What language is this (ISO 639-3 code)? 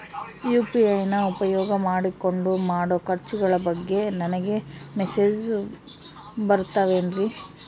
kan